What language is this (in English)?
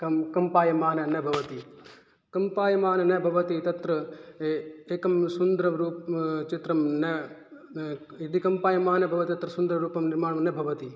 Sanskrit